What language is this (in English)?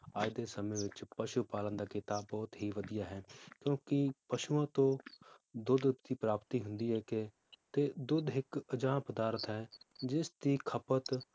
Punjabi